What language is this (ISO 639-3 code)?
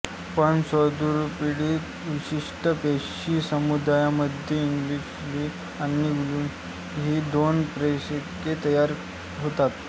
mar